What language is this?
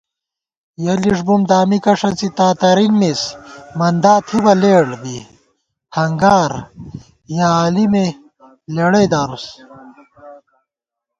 Gawar-Bati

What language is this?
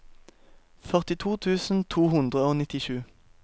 Norwegian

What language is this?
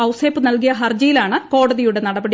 Malayalam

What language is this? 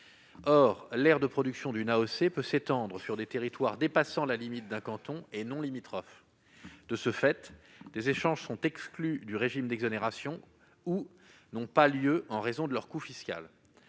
French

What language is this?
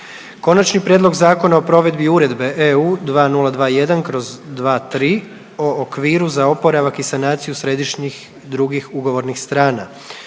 Croatian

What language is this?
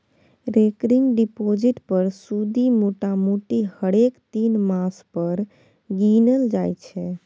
Maithili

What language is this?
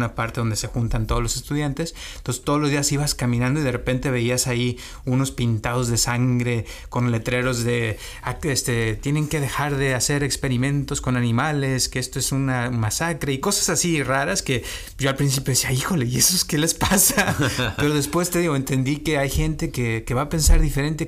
Spanish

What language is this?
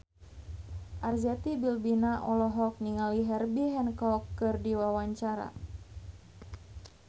Sundanese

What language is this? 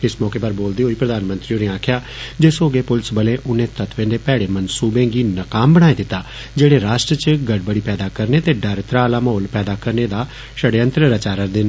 Dogri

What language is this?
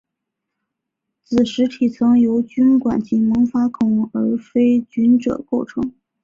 Chinese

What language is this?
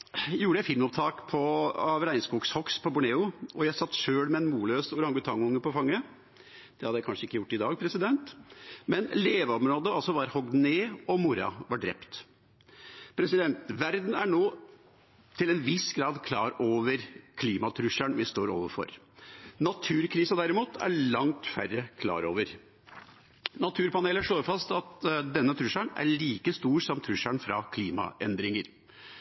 Norwegian Bokmål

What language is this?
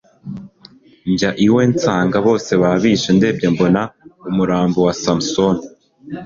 Kinyarwanda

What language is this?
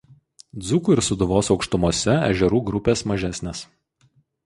Lithuanian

